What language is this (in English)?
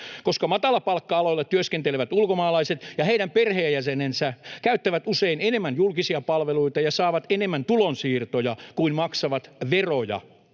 Finnish